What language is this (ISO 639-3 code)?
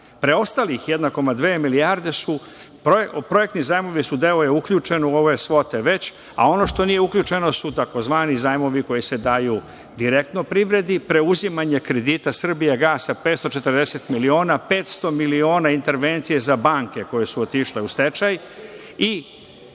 srp